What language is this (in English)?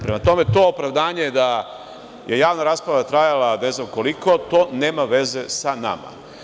Serbian